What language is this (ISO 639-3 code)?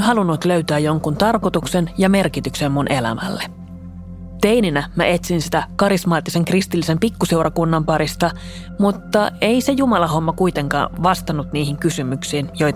fin